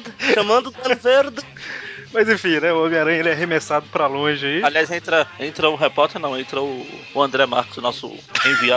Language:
Portuguese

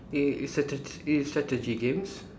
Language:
English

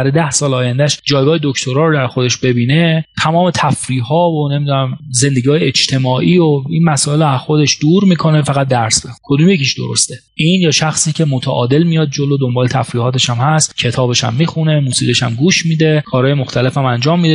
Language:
Persian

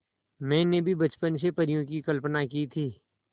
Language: Hindi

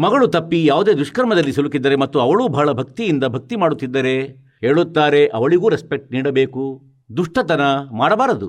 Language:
Kannada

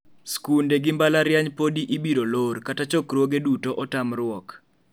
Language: Luo (Kenya and Tanzania)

